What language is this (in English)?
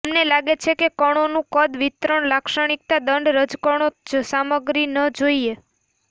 Gujarati